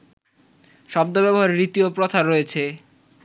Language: Bangla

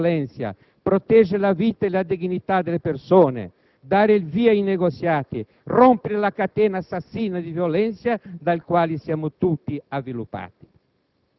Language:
Italian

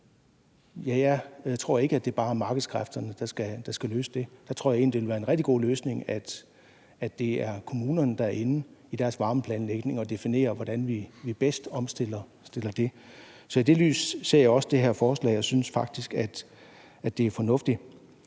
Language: Danish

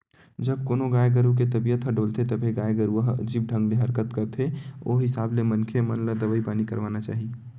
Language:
Chhattisgarhi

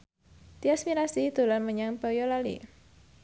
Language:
Javanese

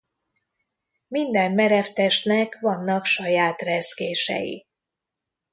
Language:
Hungarian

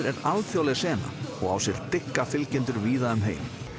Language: Icelandic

